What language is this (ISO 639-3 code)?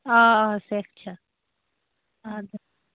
kas